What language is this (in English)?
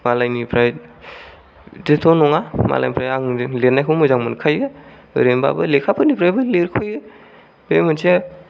Bodo